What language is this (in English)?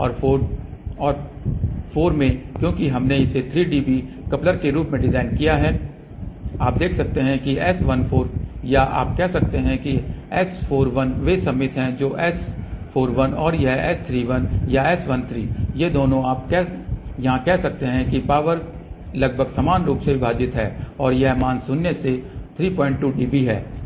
Hindi